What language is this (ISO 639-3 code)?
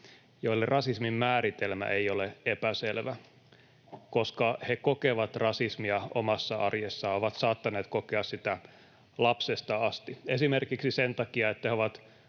fin